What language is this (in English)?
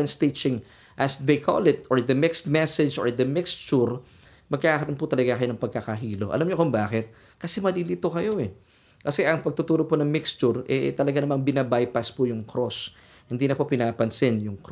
Filipino